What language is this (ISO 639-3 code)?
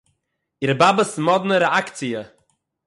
yid